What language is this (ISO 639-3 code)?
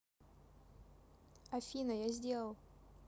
rus